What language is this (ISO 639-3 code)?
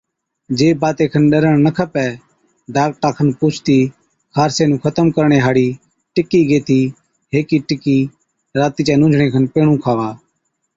odk